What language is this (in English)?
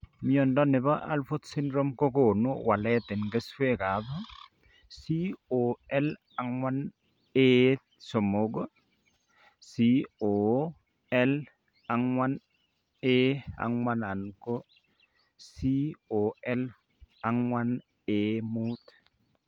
Kalenjin